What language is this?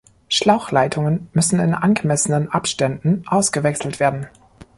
German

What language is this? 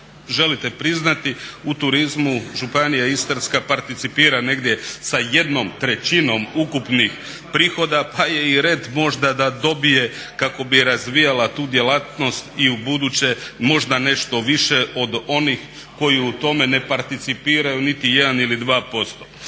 Croatian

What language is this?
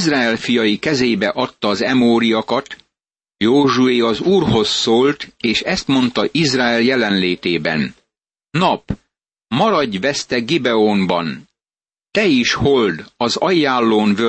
Hungarian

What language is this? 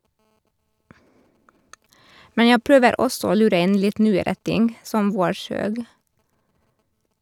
Norwegian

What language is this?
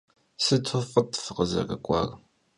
Kabardian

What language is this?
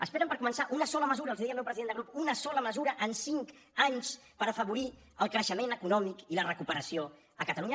Catalan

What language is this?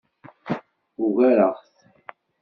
Kabyle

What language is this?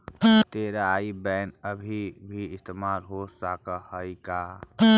Magahi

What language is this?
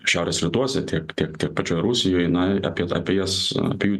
Lithuanian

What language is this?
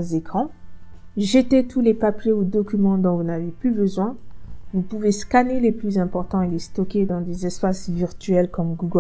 French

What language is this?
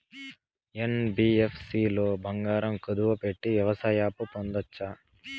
Telugu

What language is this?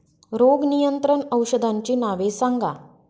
Marathi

